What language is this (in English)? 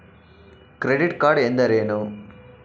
Kannada